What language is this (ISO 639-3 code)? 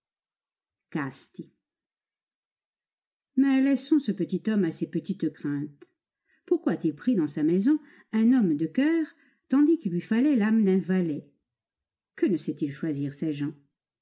fra